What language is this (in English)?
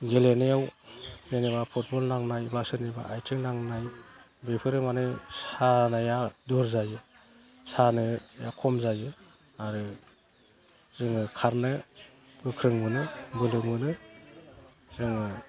Bodo